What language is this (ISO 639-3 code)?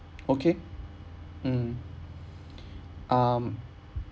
eng